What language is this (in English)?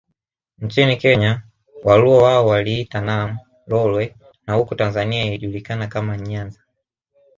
Swahili